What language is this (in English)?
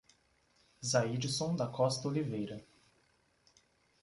Portuguese